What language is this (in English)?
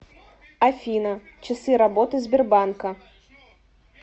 Russian